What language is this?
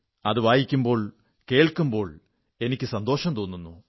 Malayalam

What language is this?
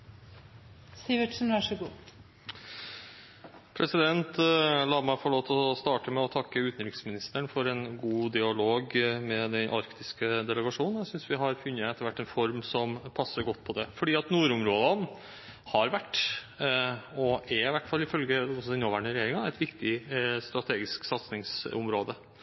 Norwegian Bokmål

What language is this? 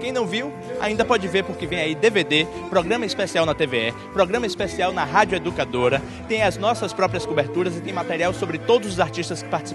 Portuguese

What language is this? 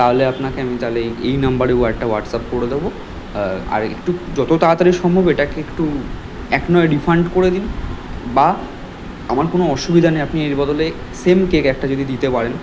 Bangla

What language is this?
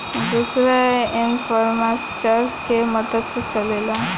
Bhojpuri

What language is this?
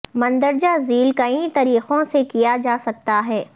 Urdu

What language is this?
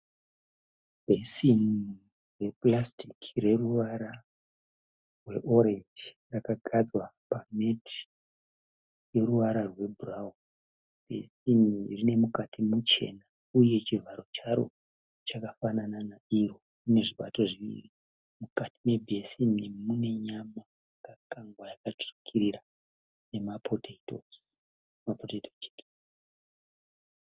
Shona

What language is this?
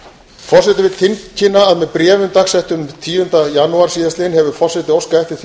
Icelandic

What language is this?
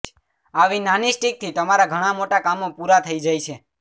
Gujarati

